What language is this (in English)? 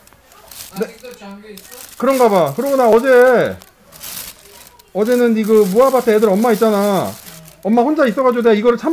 Korean